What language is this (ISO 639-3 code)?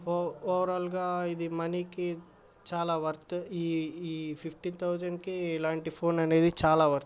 tel